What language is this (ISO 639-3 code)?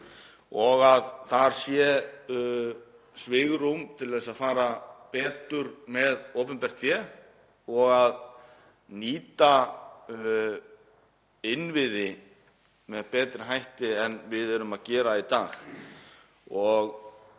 isl